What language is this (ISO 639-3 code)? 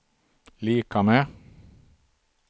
swe